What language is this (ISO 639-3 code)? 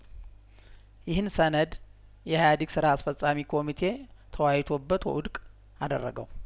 amh